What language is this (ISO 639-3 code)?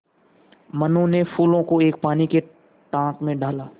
hin